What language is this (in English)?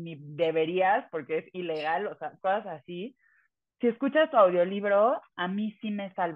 Spanish